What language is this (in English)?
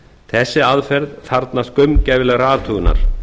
Icelandic